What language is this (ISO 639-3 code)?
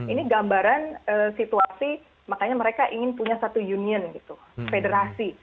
ind